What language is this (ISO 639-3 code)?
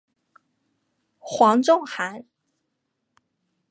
zho